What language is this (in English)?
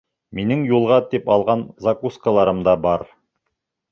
Bashkir